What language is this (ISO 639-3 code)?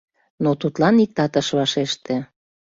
chm